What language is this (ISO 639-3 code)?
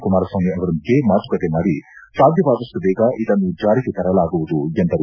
kan